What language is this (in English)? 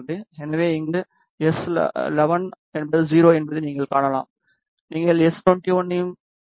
Tamil